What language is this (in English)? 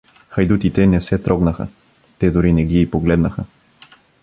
Bulgarian